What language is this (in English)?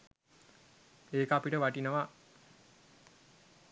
Sinhala